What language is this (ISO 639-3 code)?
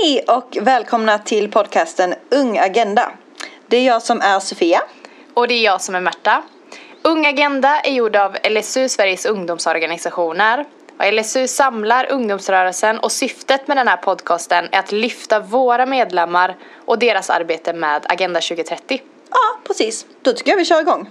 swe